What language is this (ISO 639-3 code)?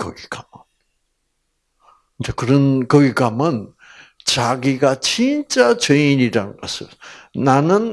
kor